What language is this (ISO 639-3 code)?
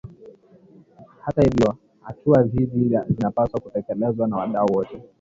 swa